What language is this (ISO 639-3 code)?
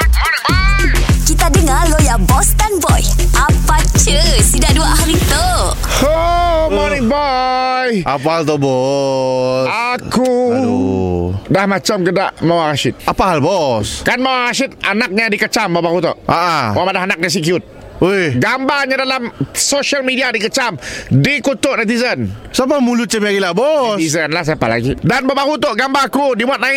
msa